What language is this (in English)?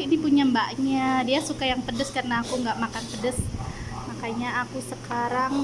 Indonesian